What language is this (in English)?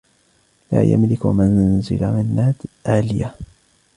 Arabic